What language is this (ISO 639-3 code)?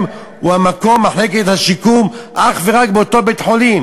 heb